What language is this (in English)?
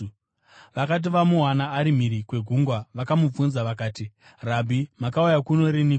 Shona